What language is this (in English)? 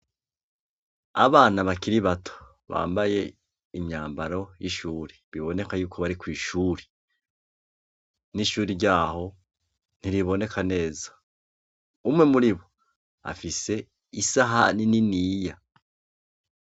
Rundi